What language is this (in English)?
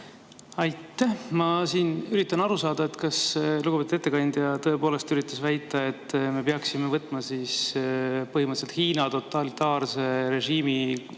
Estonian